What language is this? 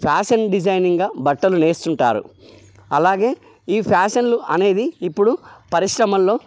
Telugu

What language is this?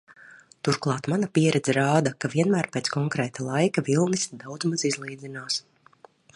Latvian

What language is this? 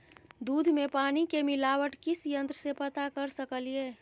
Maithili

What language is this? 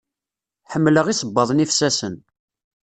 Kabyle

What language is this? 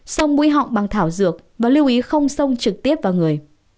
Vietnamese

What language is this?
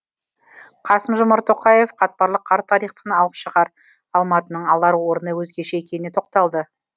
Kazakh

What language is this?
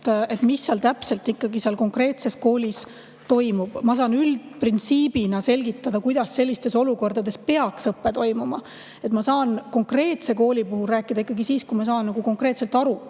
Estonian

